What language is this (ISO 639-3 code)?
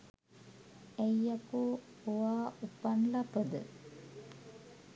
sin